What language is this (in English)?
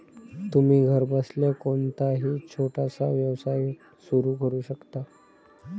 Marathi